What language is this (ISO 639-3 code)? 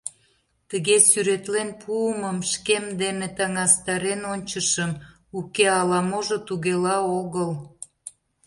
chm